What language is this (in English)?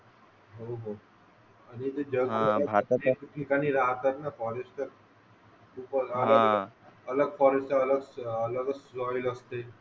Marathi